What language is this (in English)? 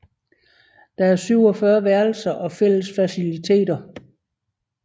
Danish